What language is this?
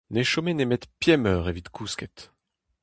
Breton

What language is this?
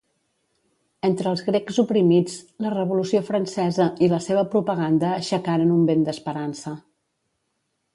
Catalan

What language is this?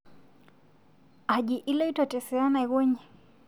Masai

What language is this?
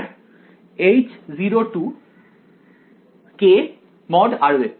Bangla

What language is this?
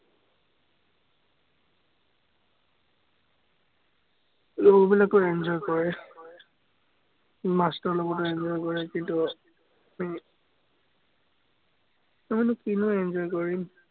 Assamese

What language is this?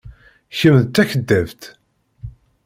Kabyle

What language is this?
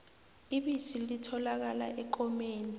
South Ndebele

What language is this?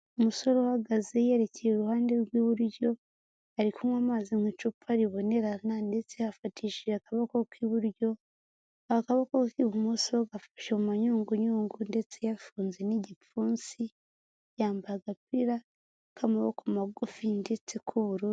Kinyarwanda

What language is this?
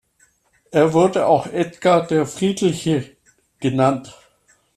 German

